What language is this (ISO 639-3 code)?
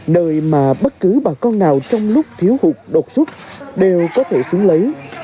vie